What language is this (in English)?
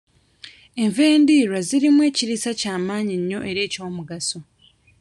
Ganda